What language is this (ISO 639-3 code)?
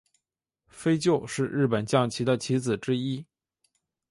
zho